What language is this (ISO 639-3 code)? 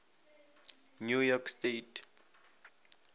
nso